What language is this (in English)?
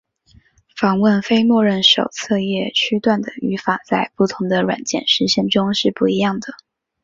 Chinese